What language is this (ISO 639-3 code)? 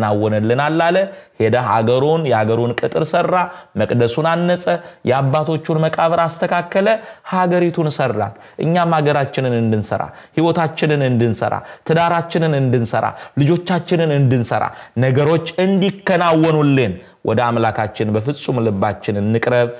ara